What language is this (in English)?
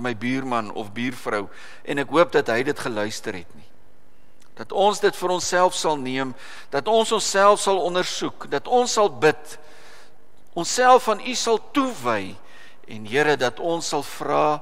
Dutch